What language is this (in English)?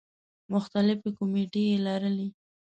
Pashto